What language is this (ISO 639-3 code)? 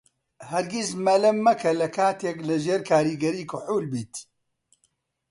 ckb